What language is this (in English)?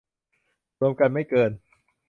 Thai